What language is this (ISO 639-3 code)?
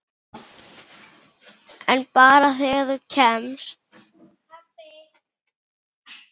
isl